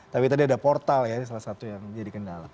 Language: Indonesian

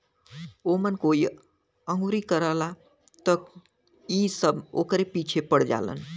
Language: Bhojpuri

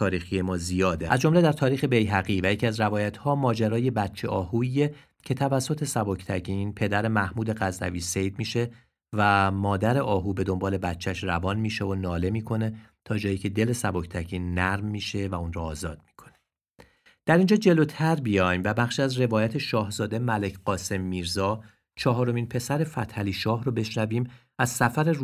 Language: Persian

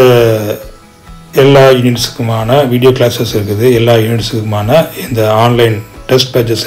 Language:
English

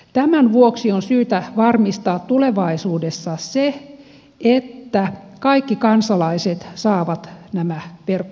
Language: Finnish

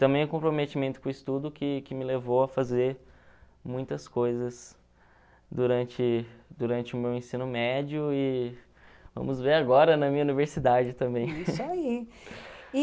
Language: Portuguese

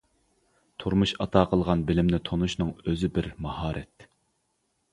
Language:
Uyghur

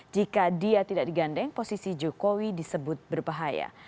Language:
Indonesian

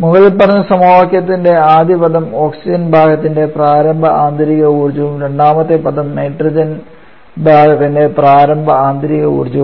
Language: Malayalam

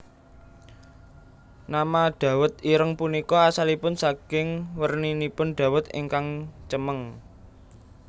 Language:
Javanese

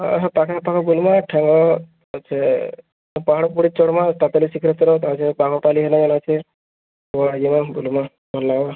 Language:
Odia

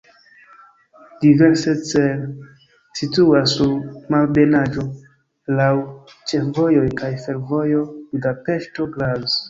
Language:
Esperanto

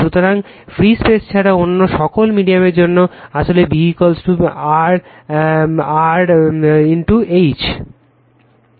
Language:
Bangla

